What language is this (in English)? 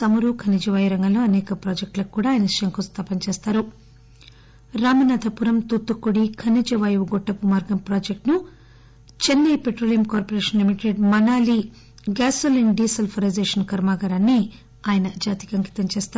Telugu